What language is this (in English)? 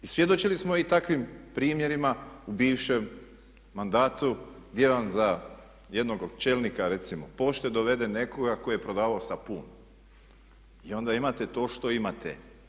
Croatian